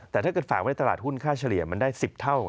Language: Thai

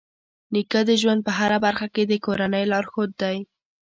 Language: Pashto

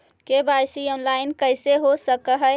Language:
Magahi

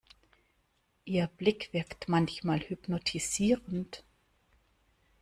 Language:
German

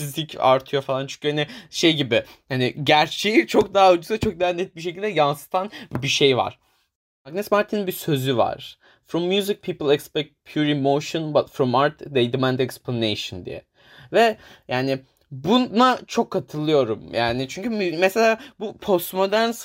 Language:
Turkish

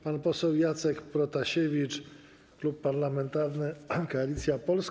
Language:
Polish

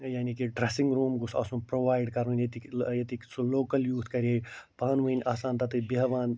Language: Kashmiri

